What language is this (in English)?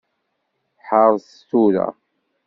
Kabyle